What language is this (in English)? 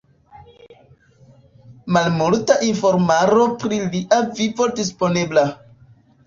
Esperanto